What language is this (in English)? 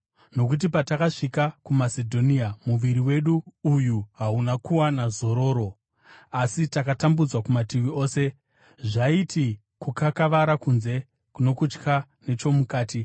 Shona